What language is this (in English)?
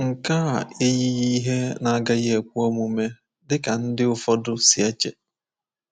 Igbo